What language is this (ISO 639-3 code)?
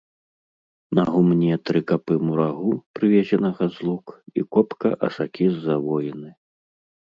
bel